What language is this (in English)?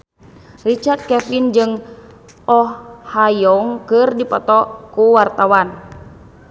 Sundanese